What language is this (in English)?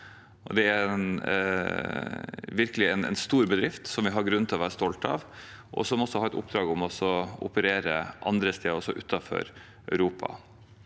Norwegian